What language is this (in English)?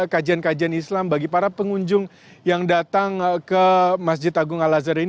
Indonesian